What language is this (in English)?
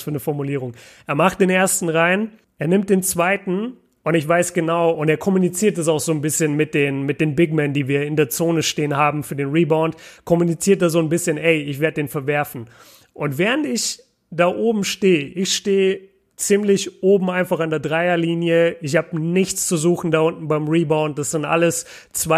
German